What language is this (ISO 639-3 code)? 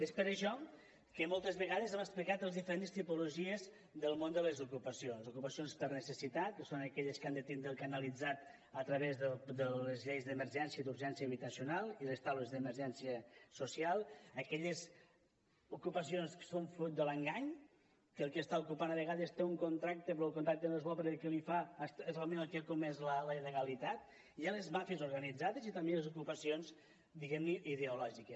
cat